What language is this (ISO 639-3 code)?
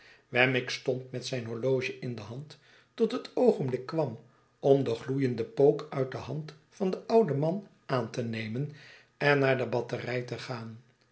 nld